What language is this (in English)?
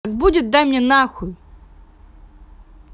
Russian